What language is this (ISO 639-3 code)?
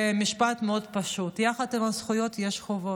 heb